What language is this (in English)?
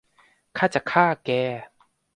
Thai